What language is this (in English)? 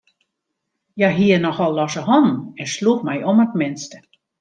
Western Frisian